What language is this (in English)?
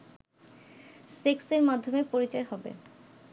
Bangla